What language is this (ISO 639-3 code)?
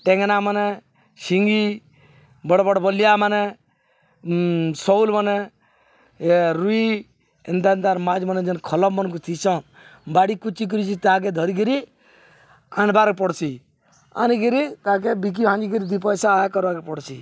ori